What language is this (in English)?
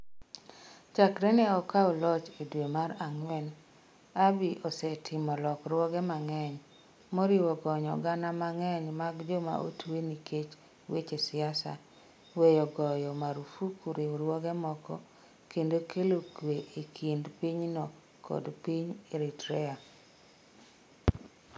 Luo (Kenya and Tanzania)